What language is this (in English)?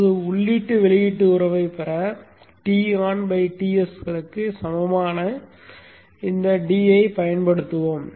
Tamil